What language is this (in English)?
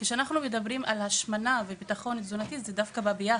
Hebrew